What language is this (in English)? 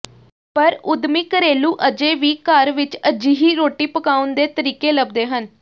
Punjabi